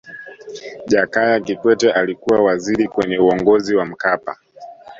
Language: Swahili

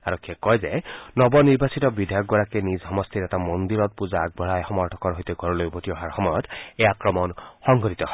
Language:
Assamese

